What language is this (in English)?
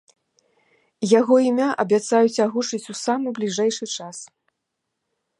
Belarusian